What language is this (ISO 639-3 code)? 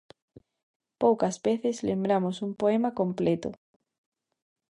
glg